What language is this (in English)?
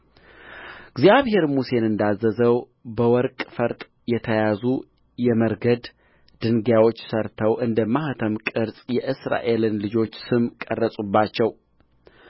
Amharic